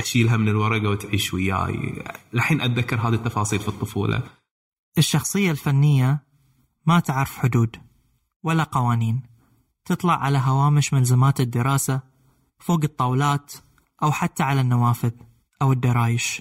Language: Arabic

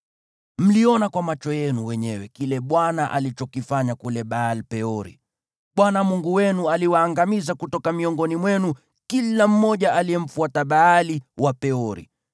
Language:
Swahili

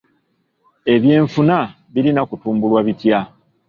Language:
Ganda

